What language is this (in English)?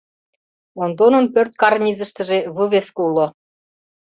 Mari